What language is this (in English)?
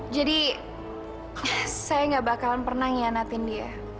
Indonesian